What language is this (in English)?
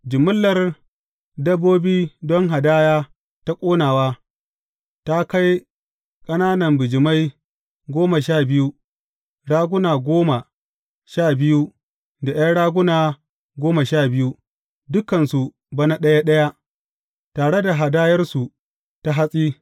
Hausa